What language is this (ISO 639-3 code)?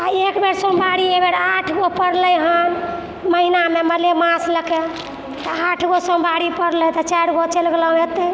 mai